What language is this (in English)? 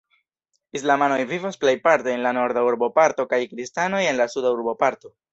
Esperanto